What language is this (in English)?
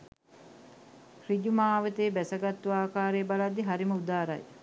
Sinhala